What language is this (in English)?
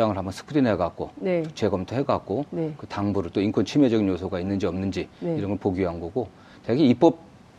Korean